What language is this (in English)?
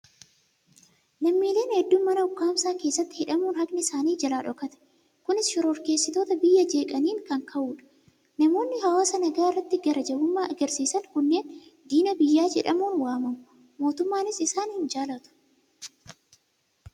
Oromo